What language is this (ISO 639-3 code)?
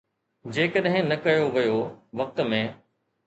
snd